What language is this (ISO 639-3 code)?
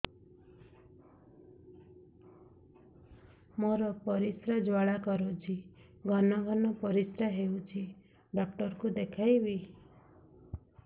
ori